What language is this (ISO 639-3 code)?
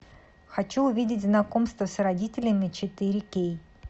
rus